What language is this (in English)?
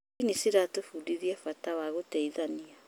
Kikuyu